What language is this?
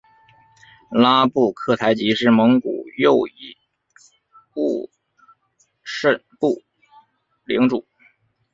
Chinese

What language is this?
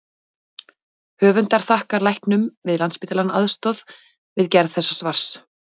Icelandic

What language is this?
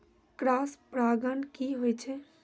Maithili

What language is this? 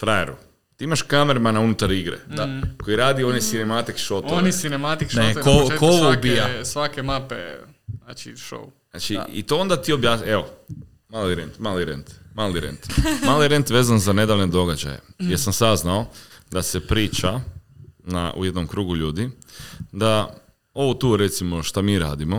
Croatian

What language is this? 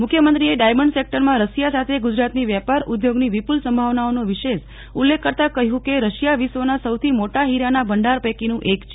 Gujarati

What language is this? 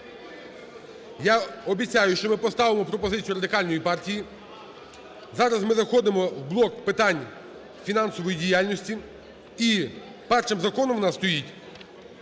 Ukrainian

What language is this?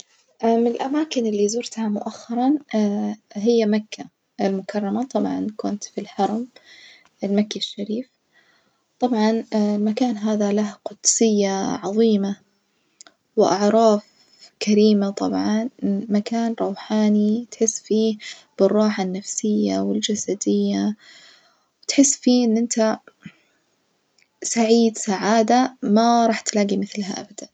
Najdi Arabic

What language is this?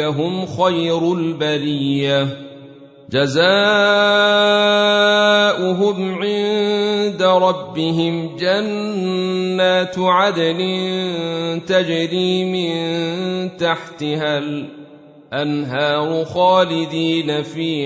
Arabic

